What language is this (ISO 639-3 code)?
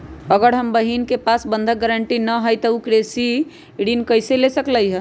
mag